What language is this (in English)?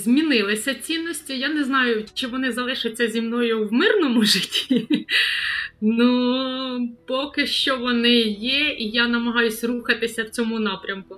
Ukrainian